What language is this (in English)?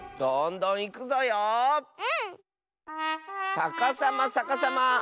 Japanese